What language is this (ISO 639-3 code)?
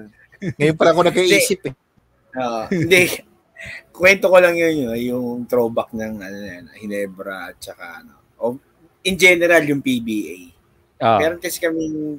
fil